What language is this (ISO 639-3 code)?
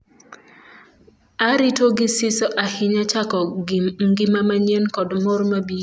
luo